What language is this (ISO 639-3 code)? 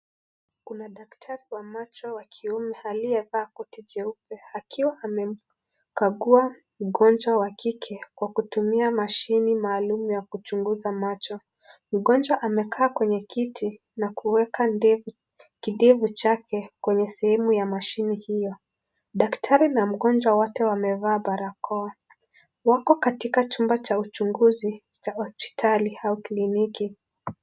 swa